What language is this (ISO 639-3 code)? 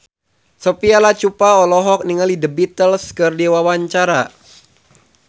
sun